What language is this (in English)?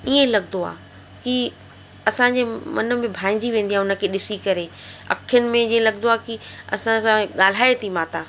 Sindhi